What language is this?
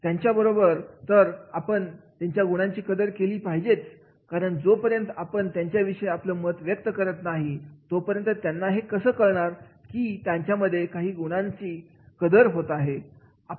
Marathi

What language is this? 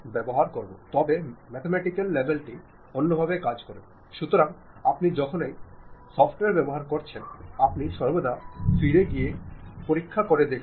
Malayalam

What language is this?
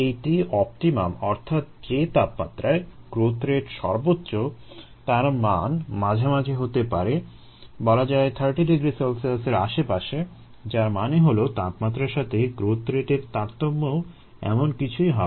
Bangla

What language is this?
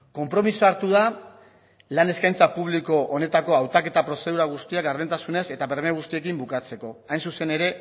Basque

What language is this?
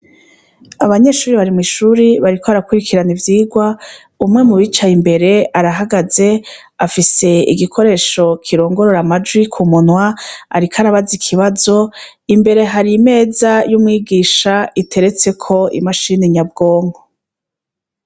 Rundi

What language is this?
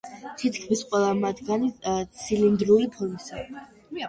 Georgian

